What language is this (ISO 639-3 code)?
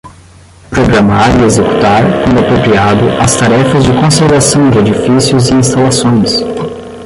por